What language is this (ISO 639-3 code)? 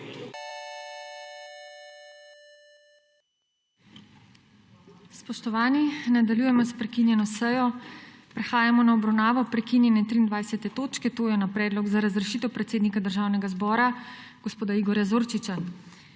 slv